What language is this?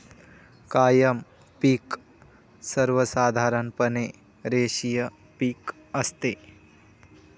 Marathi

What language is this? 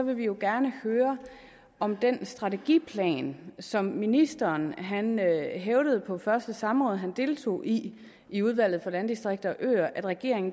Danish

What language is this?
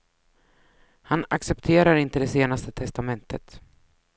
Swedish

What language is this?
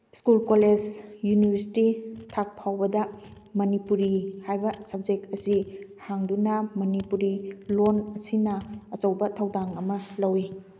Manipuri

